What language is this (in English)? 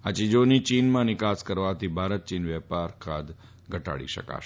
Gujarati